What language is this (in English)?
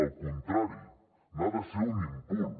Catalan